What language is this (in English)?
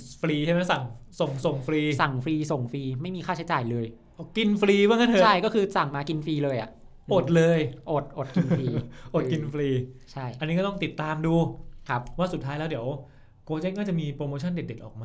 Thai